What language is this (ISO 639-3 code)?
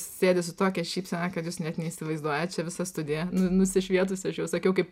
lit